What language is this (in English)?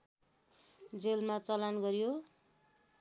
Nepali